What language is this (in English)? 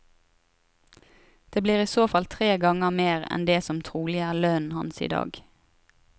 Norwegian